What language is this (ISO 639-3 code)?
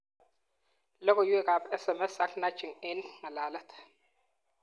kln